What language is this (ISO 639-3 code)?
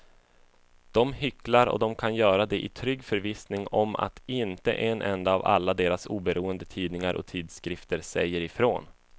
swe